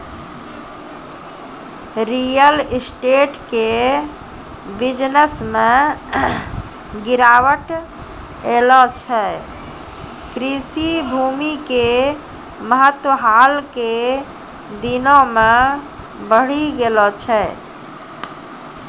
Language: Maithili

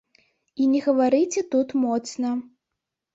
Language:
Belarusian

